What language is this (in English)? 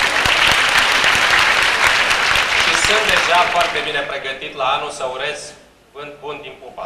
Romanian